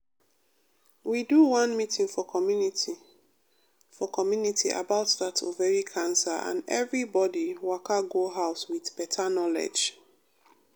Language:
Nigerian Pidgin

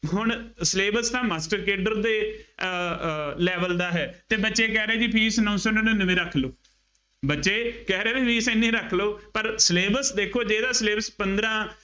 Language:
Punjabi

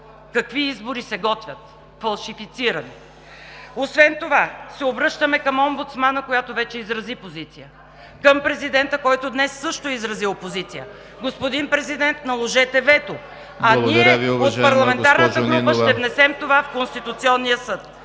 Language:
Bulgarian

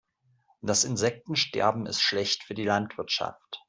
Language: German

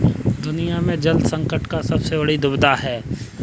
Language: Hindi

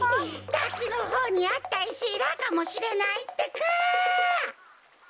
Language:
Japanese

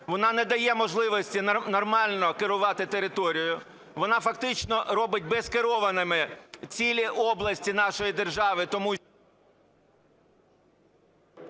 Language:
Ukrainian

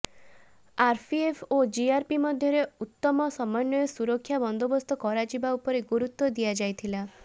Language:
Odia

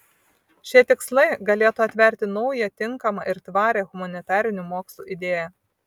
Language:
Lithuanian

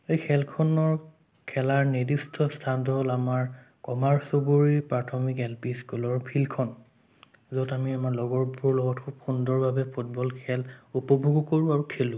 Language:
Assamese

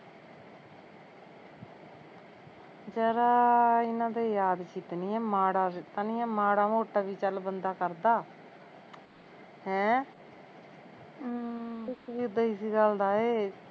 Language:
Punjabi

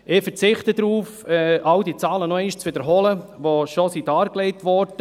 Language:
Swiss German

